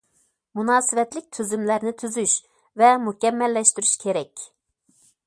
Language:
Uyghur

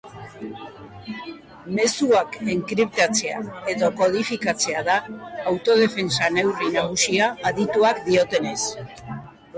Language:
Basque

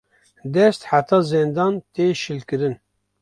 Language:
Kurdish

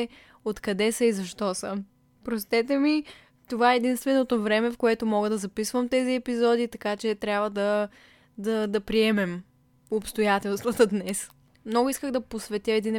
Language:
Bulgarian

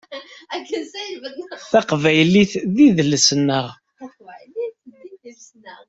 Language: Kabyle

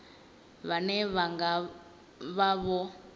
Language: Venda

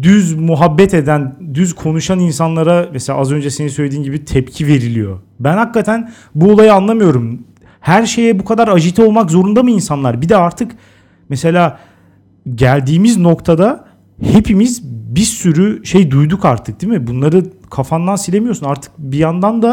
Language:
Turkish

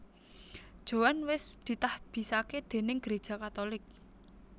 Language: Javanese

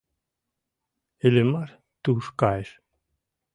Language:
Mari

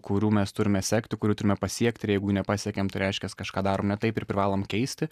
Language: Lithuanian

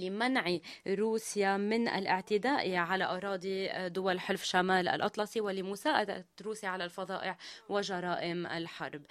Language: Arabic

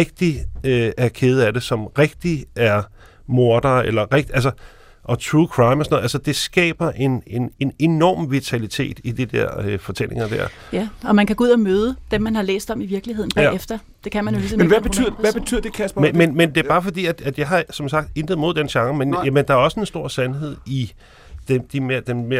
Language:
Danish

